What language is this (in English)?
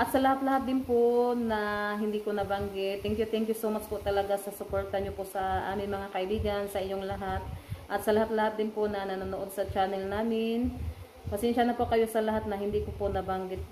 Filipino